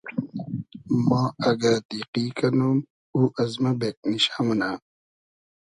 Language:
Hazaragi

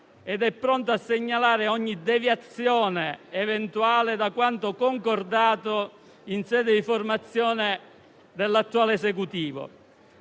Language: Italian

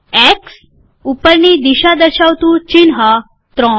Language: Gujarati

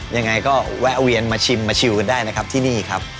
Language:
Thai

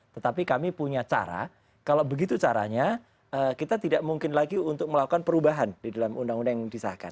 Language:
Indonesian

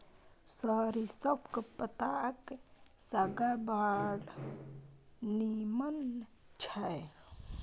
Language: Maithili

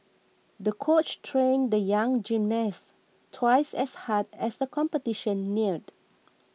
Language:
English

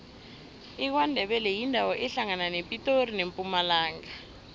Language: South Ndebele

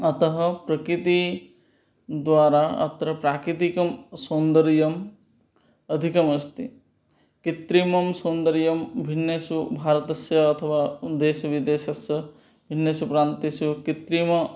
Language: Sanskrit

